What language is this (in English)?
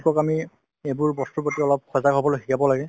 Assamese